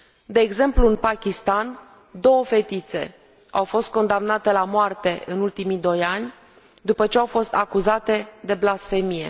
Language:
Romanian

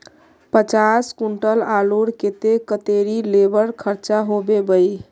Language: Magahi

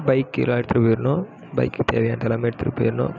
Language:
Tamil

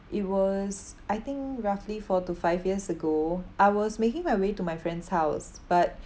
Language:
English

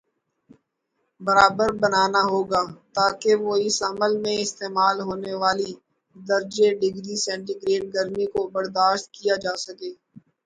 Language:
Urdu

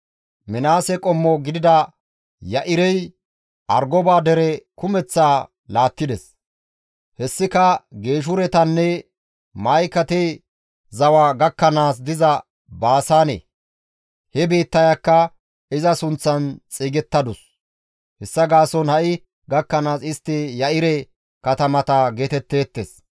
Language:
Gamo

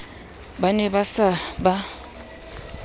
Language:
Southern Sotho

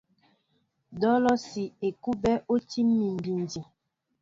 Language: Mbo (Cameroon)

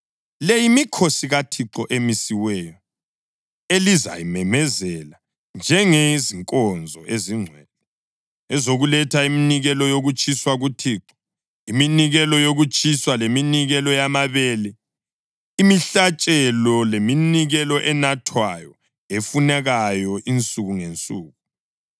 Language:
North Ndebele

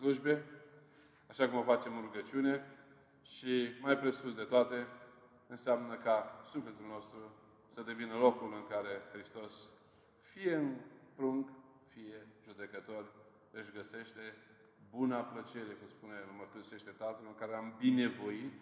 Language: Romanian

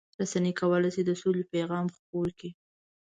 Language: Pashto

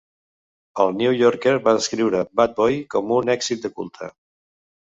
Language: Catalan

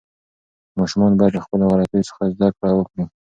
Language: Pashto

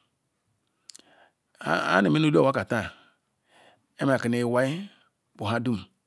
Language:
Ikwere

